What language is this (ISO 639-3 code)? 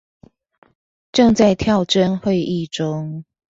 zho